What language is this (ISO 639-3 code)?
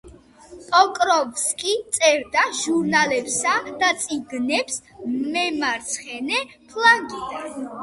kat